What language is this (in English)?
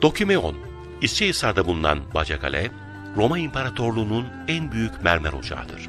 Turkish